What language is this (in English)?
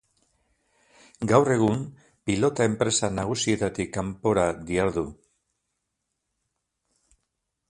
Basque